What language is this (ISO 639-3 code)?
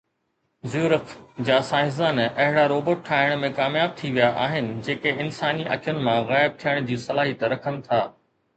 snd